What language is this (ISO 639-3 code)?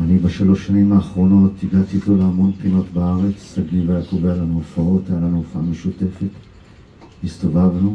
heb